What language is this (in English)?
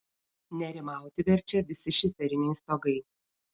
Lithuanian